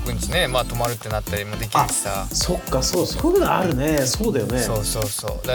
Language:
Japanese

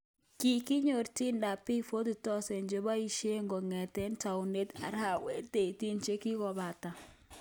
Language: Kalenjin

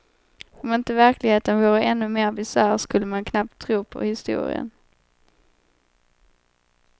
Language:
Swedish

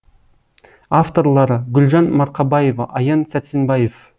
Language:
Kazakh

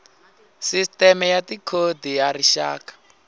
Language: Tsonga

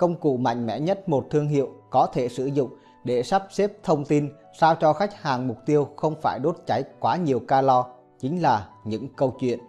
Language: Vietnamese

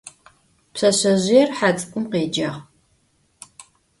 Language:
Adyghe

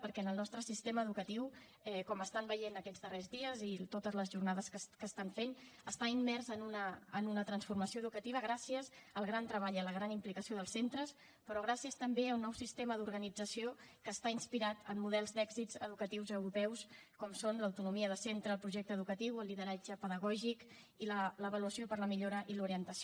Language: Catalan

